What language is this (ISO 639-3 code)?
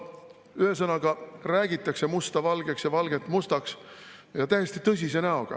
est